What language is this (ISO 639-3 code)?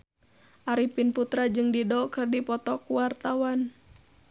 sun